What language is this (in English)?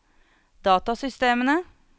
Norwegian